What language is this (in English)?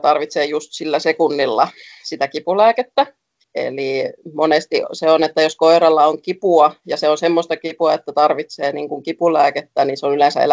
Finnish